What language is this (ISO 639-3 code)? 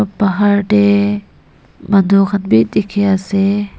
nag